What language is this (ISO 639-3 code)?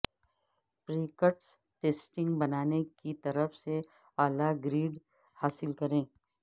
urd